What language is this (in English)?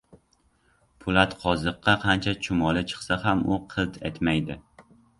Uzbek